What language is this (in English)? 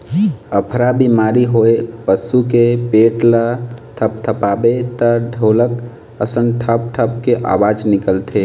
Chhattisgarhi